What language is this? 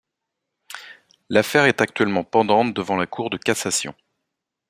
French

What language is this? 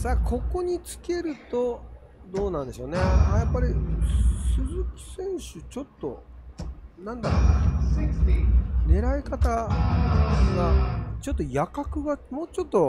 Japanese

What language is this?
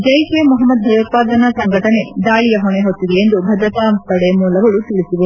Kannada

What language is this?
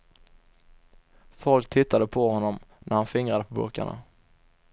Swedish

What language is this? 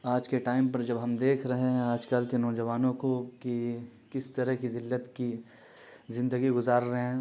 Urdu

